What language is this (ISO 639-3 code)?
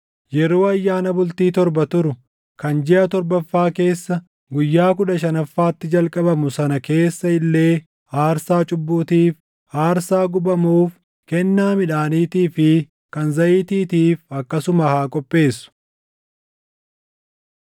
orm